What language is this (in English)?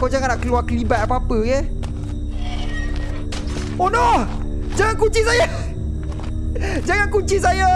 Malay